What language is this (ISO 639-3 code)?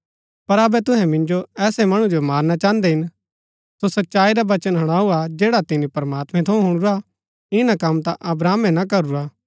gbk